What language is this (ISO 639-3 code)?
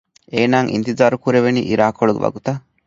div